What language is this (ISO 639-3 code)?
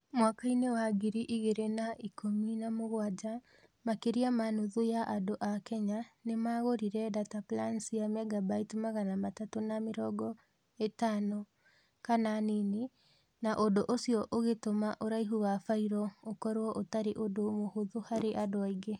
kik